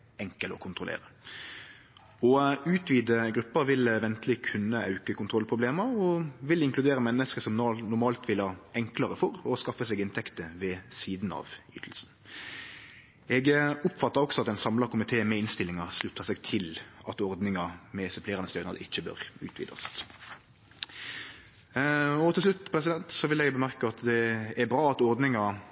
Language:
Norwegian Nynorsk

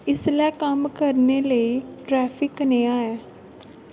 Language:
Dogri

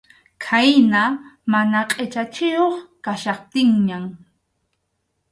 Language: Arequipa-La Unión Quechua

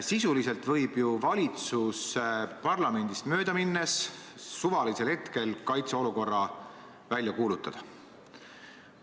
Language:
Estonian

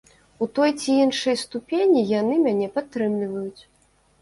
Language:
Belarusian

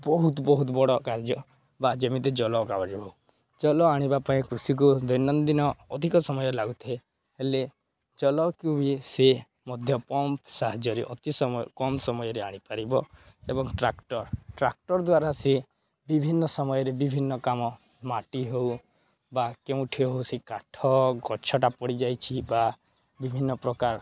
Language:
Odia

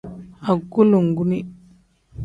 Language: Tem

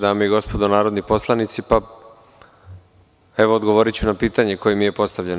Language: Serbian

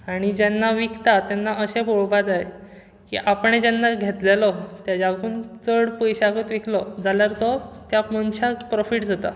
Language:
Konkani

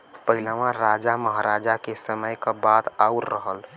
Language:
Bhojpuri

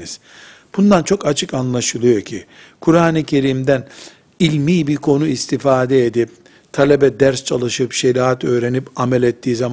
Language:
Turkish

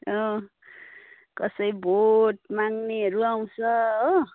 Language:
Nepali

